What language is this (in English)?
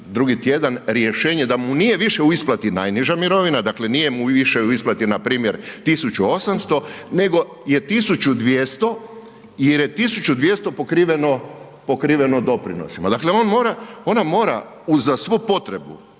Croatian